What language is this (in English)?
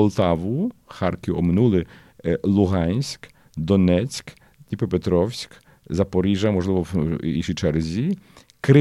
Ukrainian